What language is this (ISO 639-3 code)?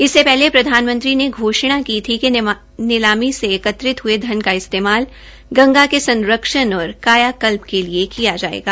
hin